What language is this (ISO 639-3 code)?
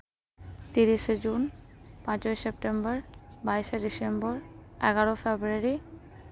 sat